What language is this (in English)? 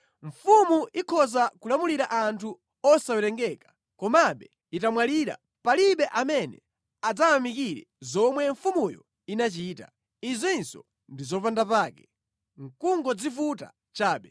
Nyanja